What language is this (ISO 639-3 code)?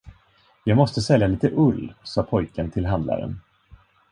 swe